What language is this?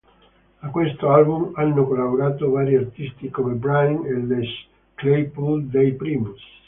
Italian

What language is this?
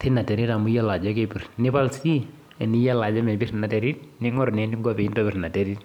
Masai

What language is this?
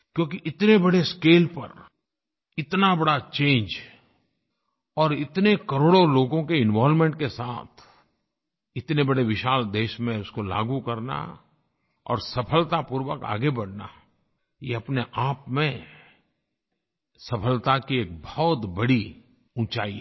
Hindi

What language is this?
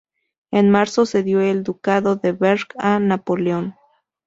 Spanish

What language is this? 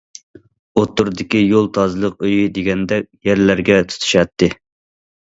Uyghur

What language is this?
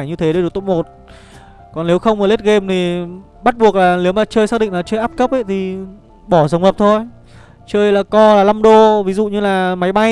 Vietnamese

